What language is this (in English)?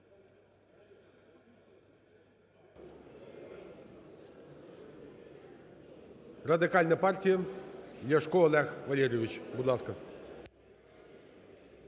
Ukrainian